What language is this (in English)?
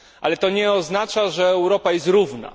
Polish